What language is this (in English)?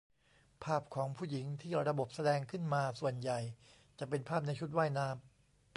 Thai